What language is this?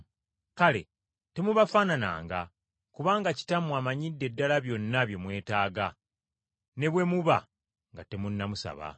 Ganda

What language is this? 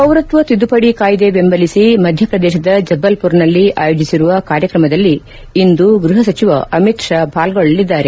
Kannada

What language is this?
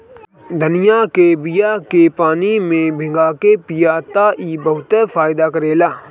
Bhojpuri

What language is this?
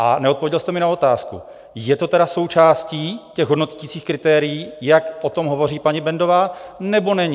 Czech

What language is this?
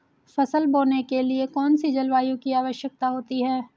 Hindi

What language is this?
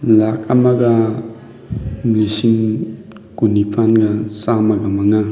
Manipuri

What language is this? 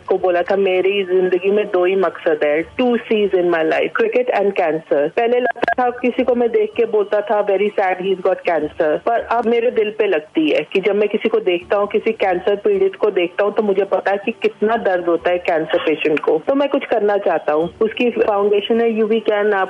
Hindi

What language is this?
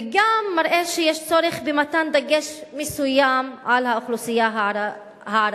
Hebrew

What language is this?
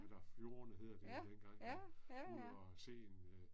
Danish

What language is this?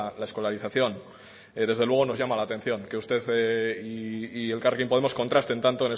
Spanish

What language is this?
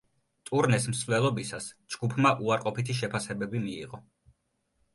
Georgian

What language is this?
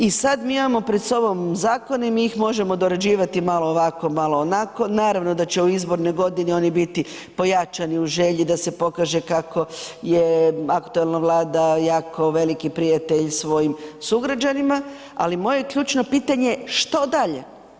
Croatian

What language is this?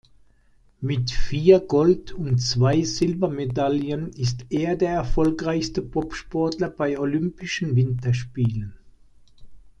German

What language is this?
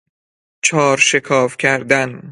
Persian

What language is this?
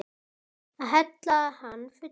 Icelandic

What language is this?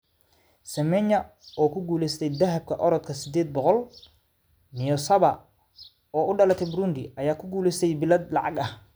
Somali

